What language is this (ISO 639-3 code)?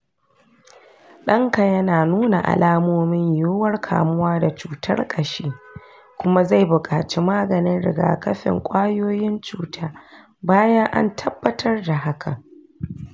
hau